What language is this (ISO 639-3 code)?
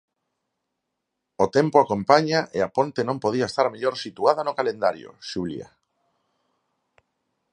glg